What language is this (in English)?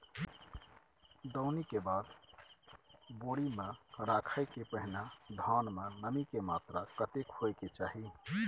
Maithili